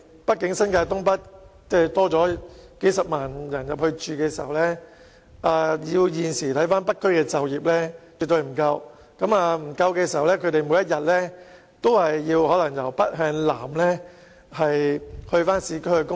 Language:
Cantonese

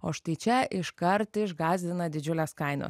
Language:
Lithuanian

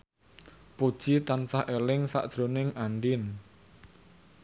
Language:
Javanese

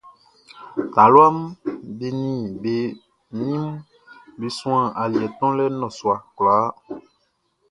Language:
Baoulé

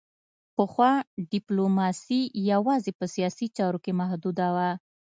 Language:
Pashto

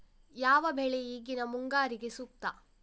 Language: Kannada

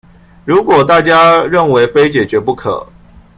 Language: Chinese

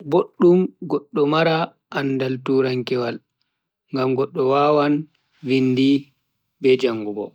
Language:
Bagirmi Fulfulde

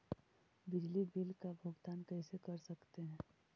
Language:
Magahi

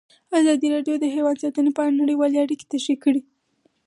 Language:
Pashto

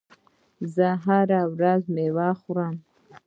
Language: Pashto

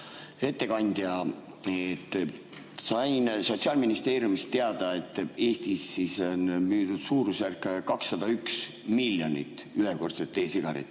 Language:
Estonian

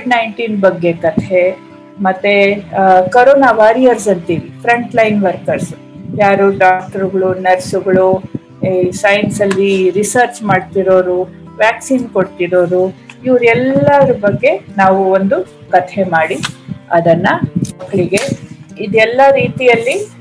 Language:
Kannada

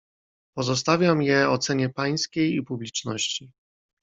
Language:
Polish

